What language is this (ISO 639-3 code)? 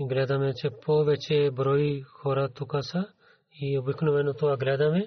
bul